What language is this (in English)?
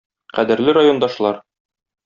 Tatar